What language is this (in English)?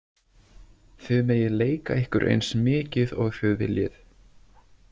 Icelandic